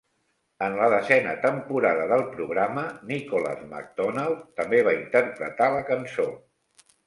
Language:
Catalan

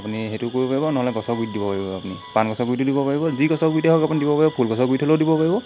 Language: Assamese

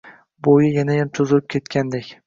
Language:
Uzbek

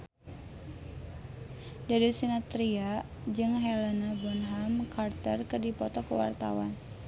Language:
Sundanese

